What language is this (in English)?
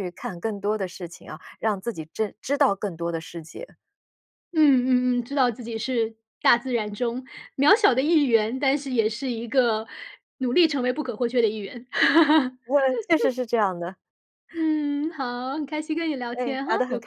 Chinese